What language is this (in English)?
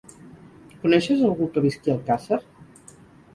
Catalan